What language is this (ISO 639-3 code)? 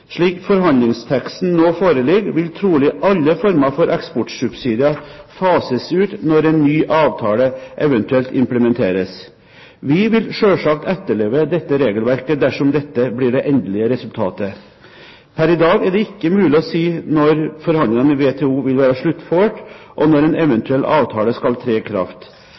nob